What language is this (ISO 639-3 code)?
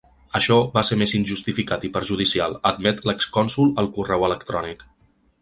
cat